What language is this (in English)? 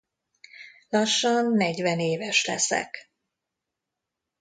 Hungarian